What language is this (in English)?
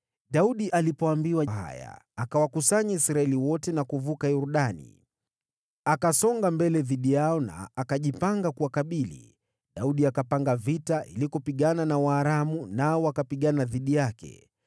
Swahili